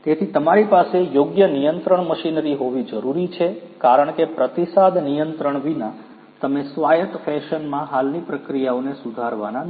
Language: Gujarati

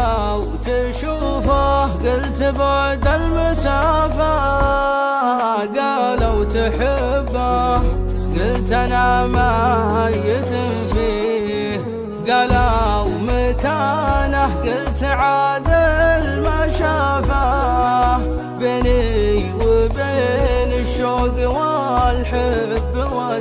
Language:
Arabic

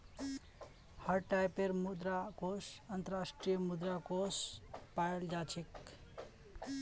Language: Magahi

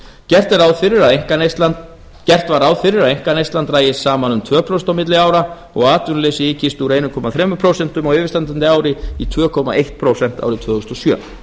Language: Icelandic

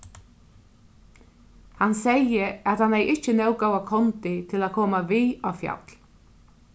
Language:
Faroese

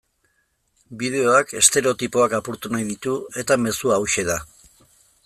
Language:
Basque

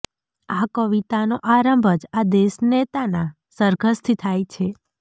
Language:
Gujarati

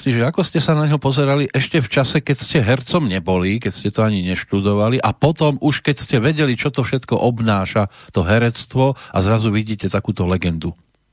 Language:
Slovak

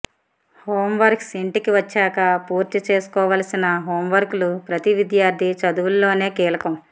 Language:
Telugu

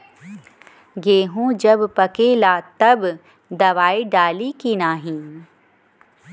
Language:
Bhojpuri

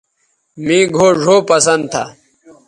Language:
Bateri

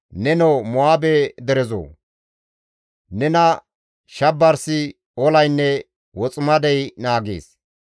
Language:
Gamo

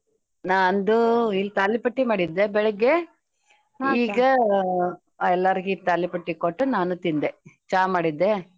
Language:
Kannada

